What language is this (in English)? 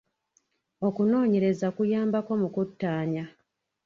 Ganda